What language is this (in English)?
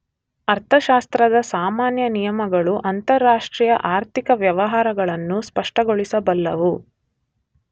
Kannada